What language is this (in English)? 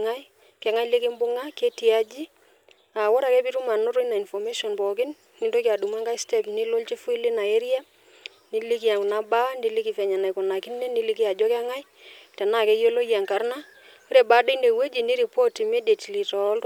Masai